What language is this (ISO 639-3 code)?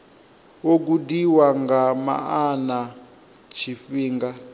ven